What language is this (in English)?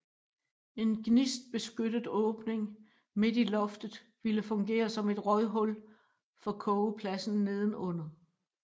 Danish